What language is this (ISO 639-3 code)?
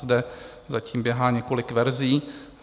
ces